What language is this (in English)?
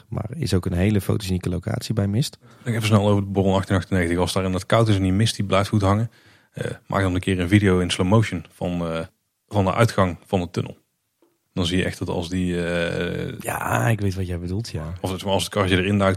Dutch